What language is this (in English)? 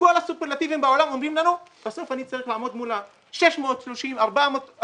Hebrew